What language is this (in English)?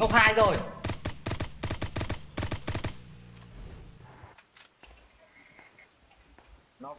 Vietnamese